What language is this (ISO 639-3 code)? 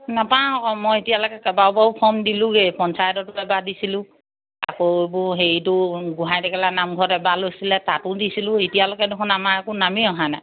asm